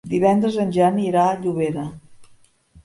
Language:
Catalan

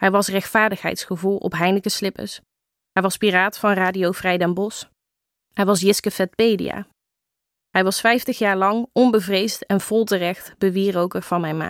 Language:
Dutch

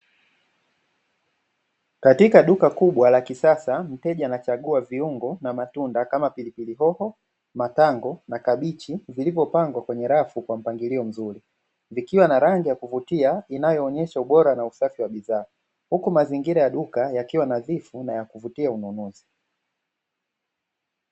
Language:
Swahili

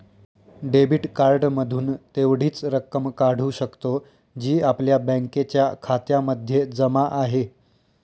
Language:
Marathi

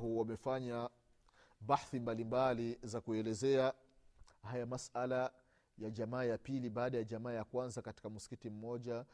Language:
Swahili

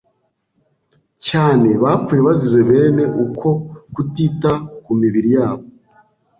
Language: Kinyarwanda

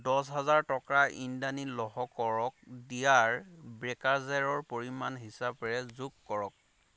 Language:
Assamese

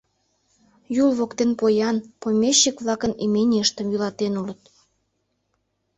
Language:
Mari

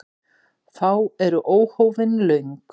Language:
Icelandic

